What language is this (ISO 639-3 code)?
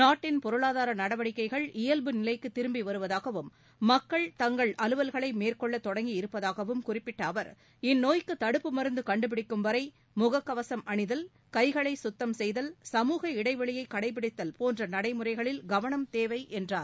tam